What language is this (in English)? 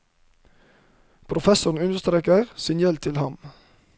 Norwegian